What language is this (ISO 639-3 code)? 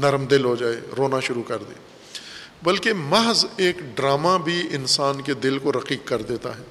urd